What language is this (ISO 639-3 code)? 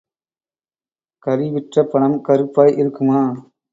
tam